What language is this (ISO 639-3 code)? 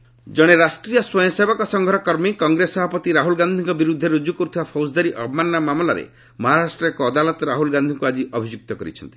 ori